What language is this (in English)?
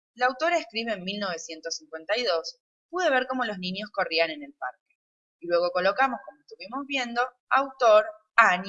Spanish